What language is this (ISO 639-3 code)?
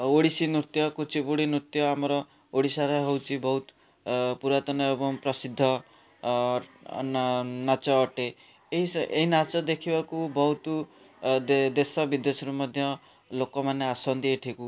ori